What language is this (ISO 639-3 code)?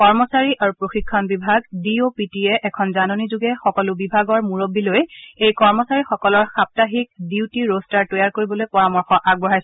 asm